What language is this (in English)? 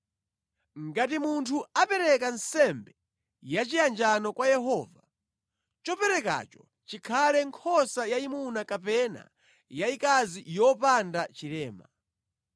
Nyanja